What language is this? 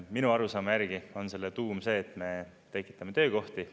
Estonian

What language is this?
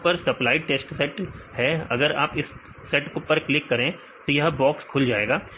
Hindi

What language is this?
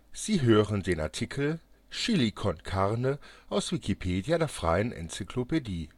German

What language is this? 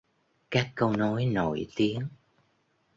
Vietnamese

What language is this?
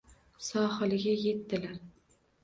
Uzbek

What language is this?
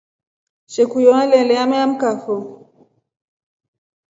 Rombo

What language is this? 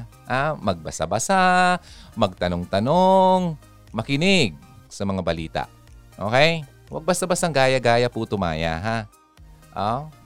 Filipino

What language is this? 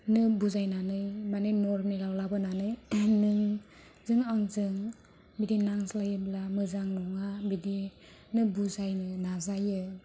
Bodo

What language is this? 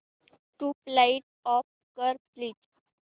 Marathi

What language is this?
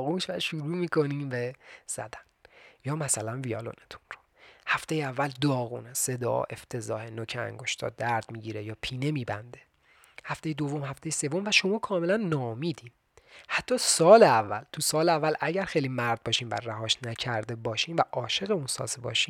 Persian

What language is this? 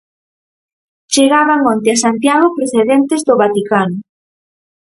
Galician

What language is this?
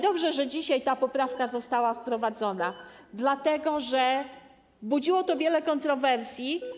Polish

